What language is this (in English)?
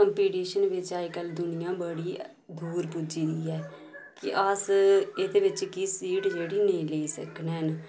Dogri